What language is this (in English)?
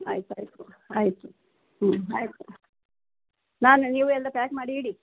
Kannada